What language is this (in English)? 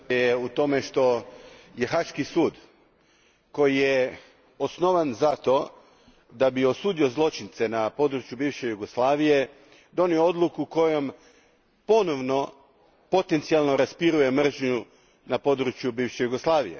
Croatian